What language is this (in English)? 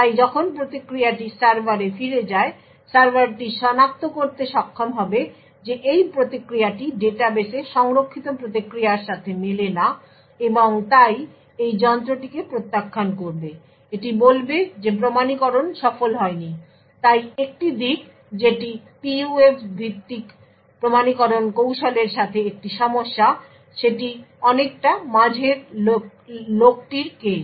Bangla